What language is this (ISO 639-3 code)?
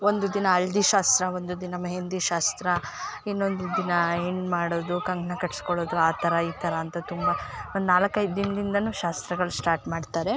kan